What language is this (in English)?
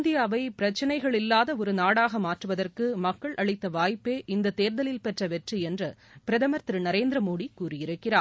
Tamil